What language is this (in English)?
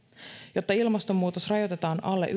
Finnish